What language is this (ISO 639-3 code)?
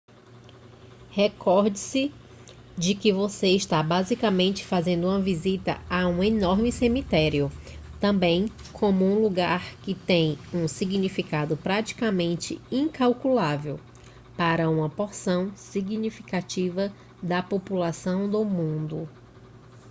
por